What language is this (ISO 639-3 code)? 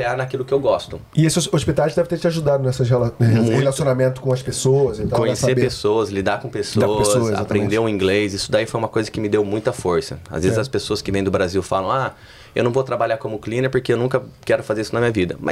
por